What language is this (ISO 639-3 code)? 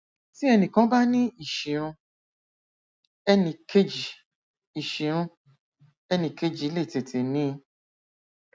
yor